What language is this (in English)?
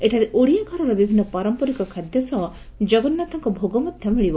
Odia